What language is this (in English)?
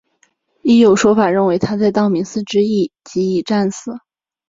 Chinese